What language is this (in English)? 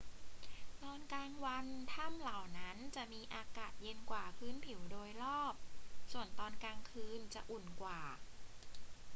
Thai